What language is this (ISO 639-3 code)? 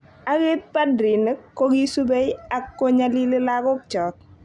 kln